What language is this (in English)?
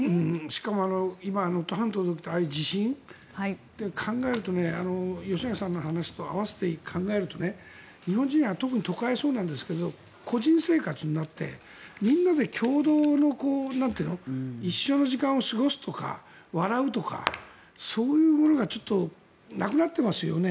Japanese